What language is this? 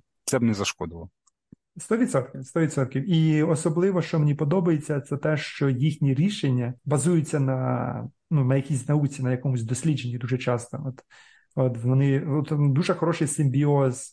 Ukrainian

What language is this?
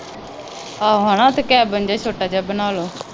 Punjabi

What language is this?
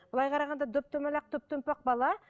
Kazakh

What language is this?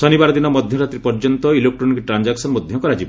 Odia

